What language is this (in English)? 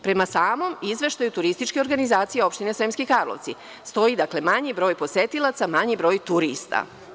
Serbian